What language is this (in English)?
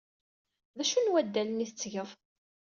Kabyle